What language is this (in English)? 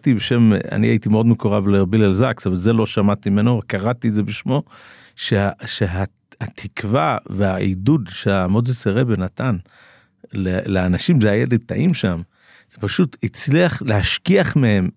Hebrew